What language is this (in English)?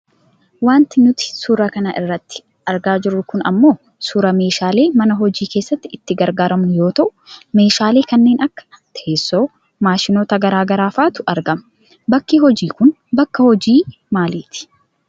Oromo